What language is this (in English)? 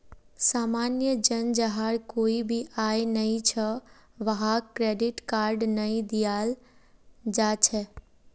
Magahi